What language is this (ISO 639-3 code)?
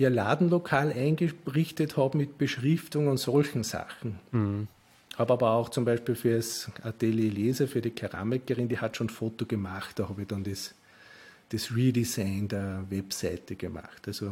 deu